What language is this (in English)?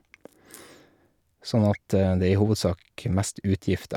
Norwegian